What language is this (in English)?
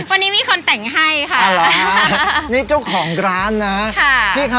Thai